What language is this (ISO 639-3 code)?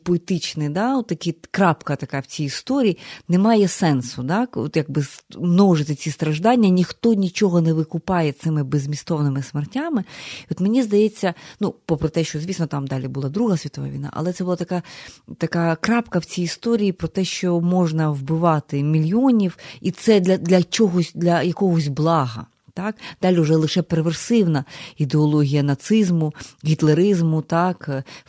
ukr